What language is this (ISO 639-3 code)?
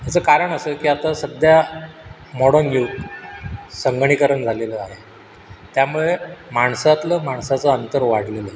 mar